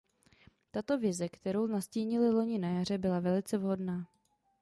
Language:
Czech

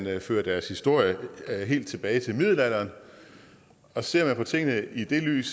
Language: Danish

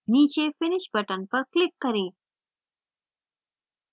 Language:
Hindi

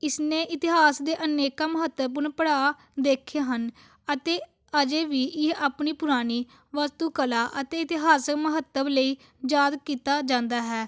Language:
Punjabi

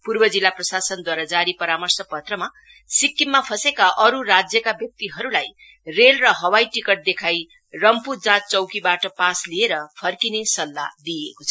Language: Nepali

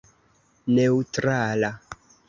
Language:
Esperanto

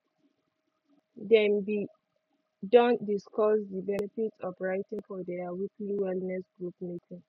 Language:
Nigerian Pidgin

